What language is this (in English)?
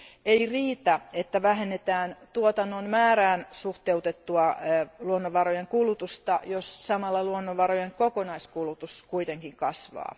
Finnish